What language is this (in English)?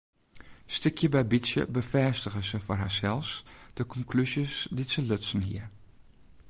Western Frisian